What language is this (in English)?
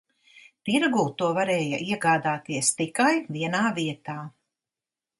Latvian